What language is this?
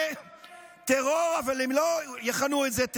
Hebrew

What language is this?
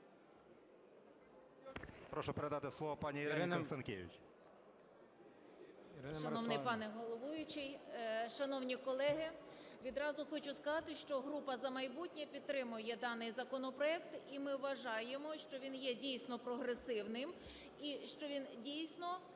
Ukrainian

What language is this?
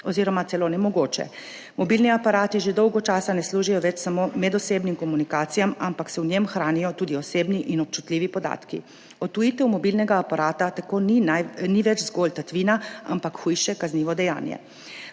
Slovenian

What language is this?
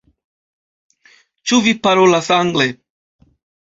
Esperanto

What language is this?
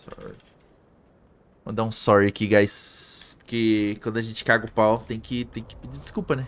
Portuguese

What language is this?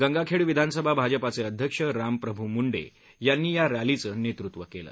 Marathi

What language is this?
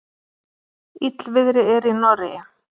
Icelandic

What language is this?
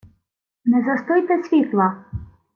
Ukrainian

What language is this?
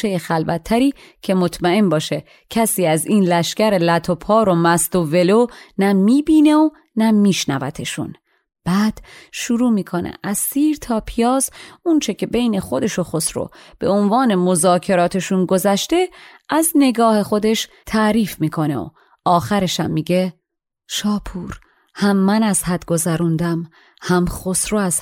Persian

